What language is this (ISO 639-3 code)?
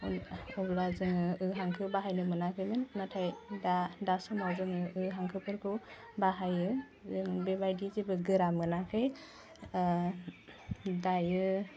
brx